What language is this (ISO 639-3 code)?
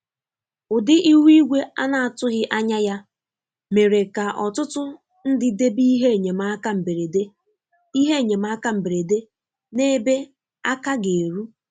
ibo